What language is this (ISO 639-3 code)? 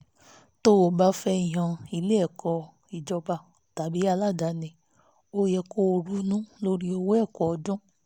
yor